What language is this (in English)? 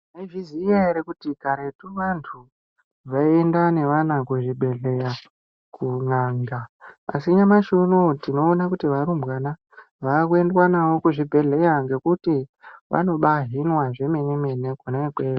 Ndau